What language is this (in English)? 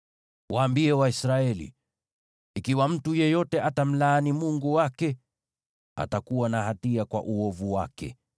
Swahili